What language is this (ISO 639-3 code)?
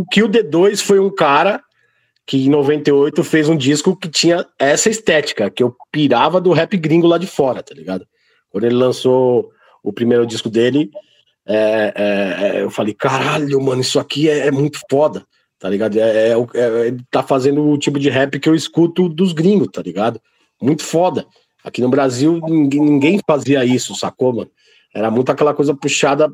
por